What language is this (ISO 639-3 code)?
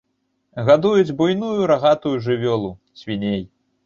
bel